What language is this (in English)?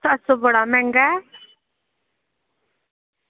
Dogri